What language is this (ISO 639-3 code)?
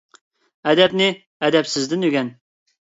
uig